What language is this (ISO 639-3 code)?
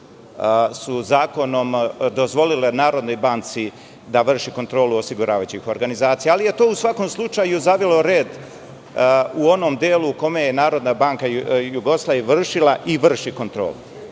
srp